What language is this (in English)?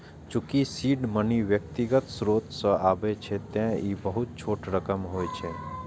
Maithili